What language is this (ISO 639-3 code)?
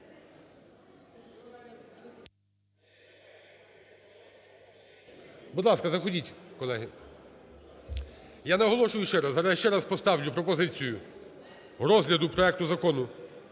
ukr